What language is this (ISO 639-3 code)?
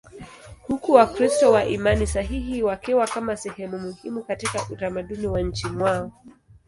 swa